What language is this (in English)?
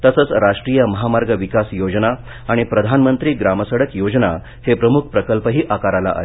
Marathi